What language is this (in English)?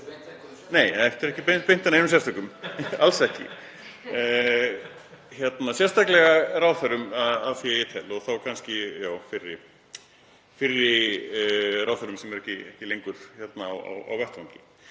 Icelandic